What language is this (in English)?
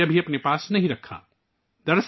Urdu